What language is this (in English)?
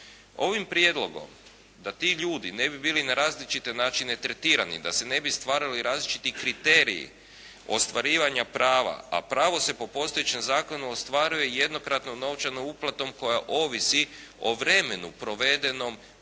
Croatian